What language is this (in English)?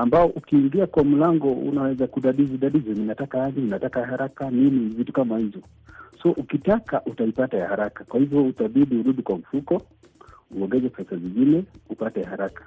Swahili